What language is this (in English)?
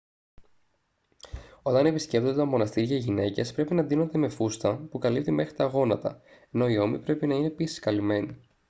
Greek